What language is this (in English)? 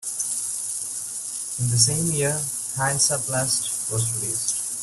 English